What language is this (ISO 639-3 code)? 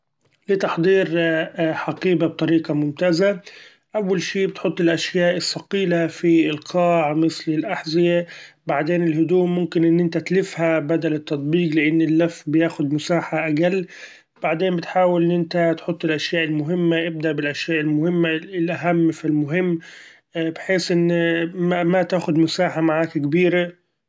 afb